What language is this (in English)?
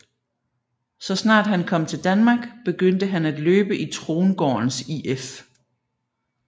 Danish